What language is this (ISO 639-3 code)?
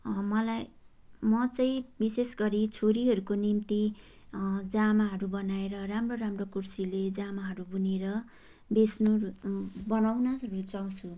nep